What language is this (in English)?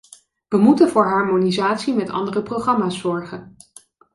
Dutch